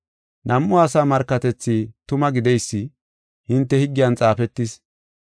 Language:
Gofa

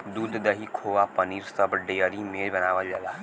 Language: Bhojpuri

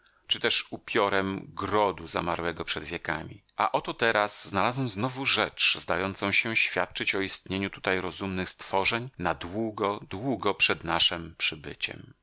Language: Polish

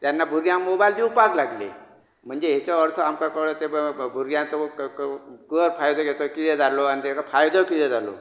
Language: Konkani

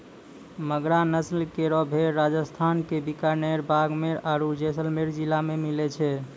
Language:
Maithili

